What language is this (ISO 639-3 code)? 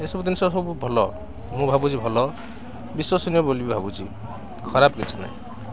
ori